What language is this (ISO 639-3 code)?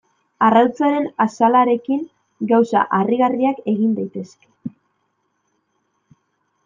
eus